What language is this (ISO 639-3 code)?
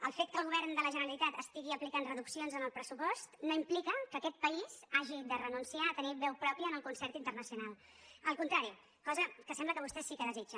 cat